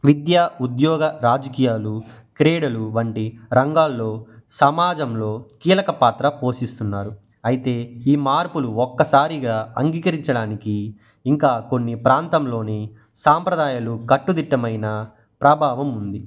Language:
Telugu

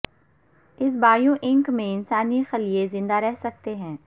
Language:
Urdu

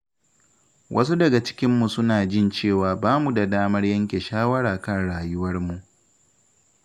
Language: Hausa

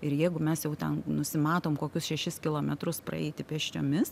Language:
Lithuanian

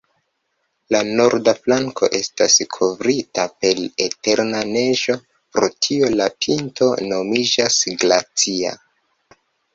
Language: Esperanto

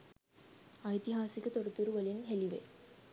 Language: Sinhala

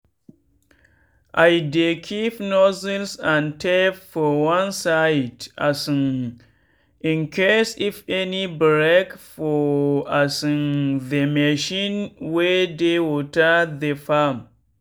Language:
Nigerian Pidgin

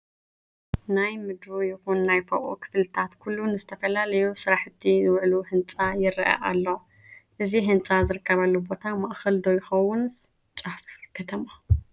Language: Tigrinya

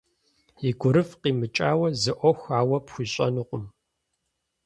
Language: Kabardian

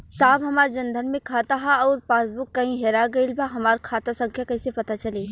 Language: Bhojpuri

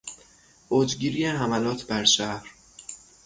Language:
Persian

